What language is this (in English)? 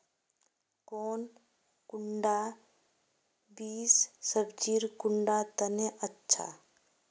Magahi